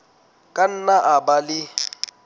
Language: Southern Sotho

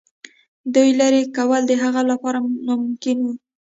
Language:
Pashto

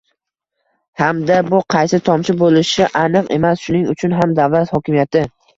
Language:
Uzbek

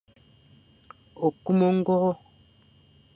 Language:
Fang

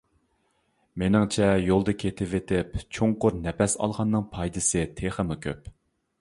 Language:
Uyghur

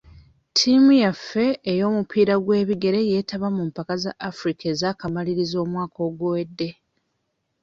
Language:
Ganda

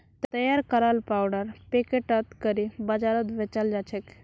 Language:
Magahi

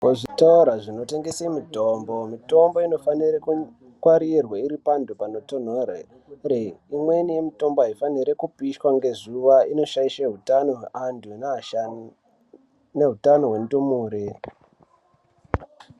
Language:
Ndau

